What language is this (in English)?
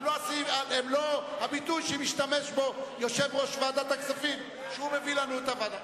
Hebrew